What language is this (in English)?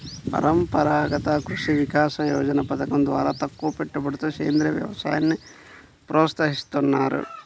Telugu